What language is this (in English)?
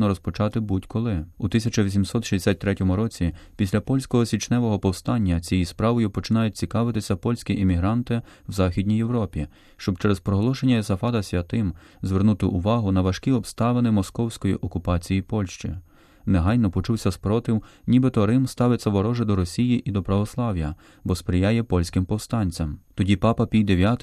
Ukrainian